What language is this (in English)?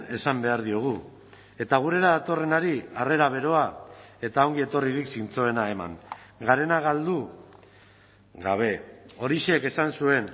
Basque